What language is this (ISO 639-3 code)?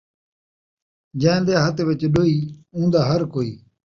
skr